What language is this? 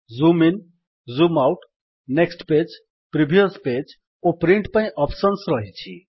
Odia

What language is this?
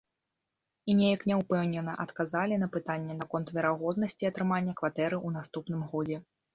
Belarusian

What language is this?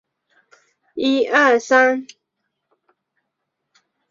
Chinese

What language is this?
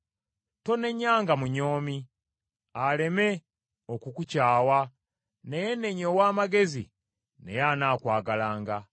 Ganda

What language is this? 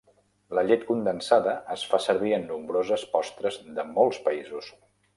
Catalan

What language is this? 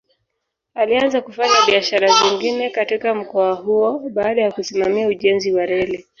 Swahili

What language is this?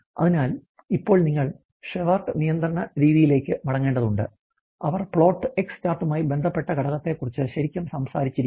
Malayalam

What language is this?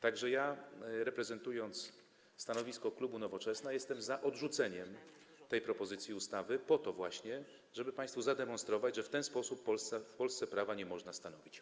Polish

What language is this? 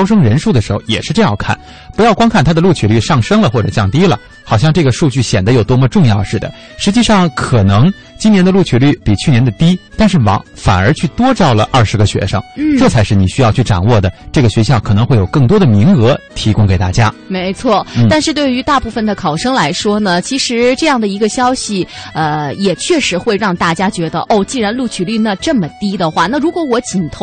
Chinese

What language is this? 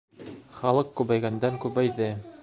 Bashkir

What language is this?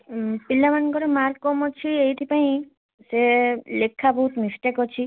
Odia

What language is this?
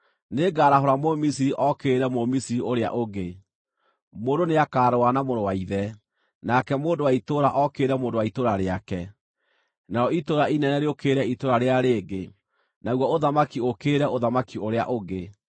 Kikuyu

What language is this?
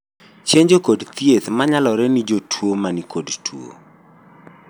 Luo (Kenya and Tanzania)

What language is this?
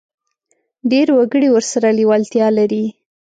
Pashto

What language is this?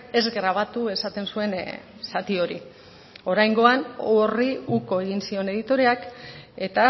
Basque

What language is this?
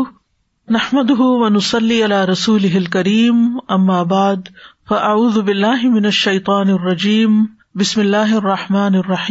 Urdu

